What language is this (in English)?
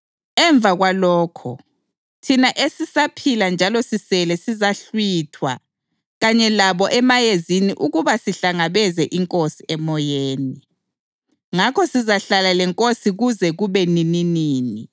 North Ndebele